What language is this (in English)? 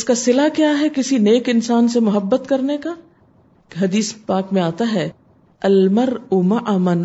Urdu